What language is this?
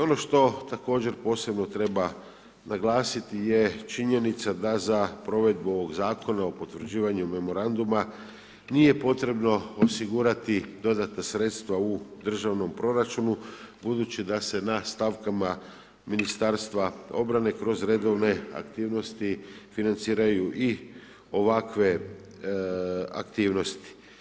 Croatian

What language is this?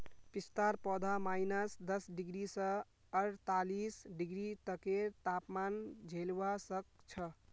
Magahi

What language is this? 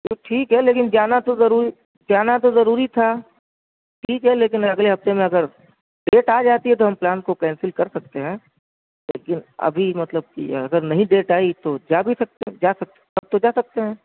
Urdu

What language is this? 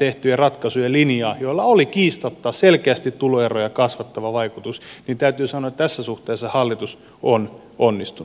Finnish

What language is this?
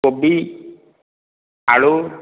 Odia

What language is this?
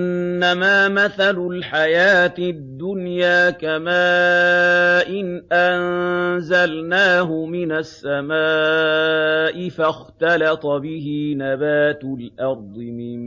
Arabic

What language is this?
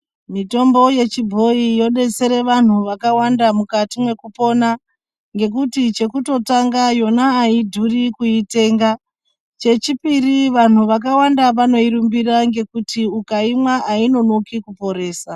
Ndau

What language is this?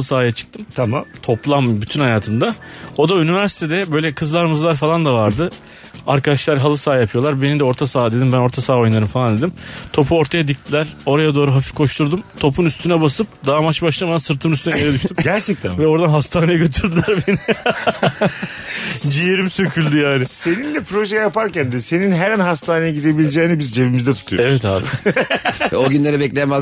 Turkish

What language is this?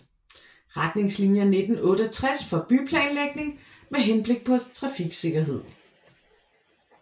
Danish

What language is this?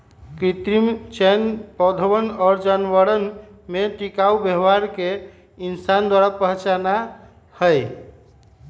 Magahi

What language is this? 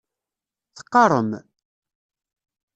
Kabyle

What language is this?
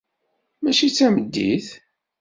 Kabyle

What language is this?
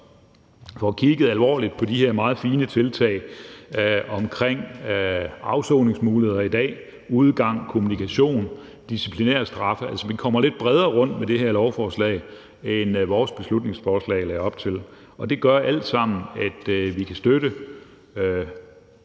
Danish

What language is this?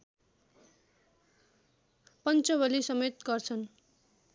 Nepali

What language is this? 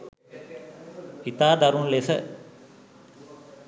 Sinhala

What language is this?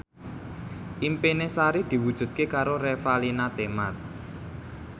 Javanese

